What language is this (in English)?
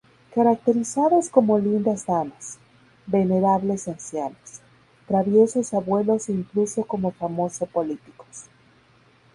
Spanish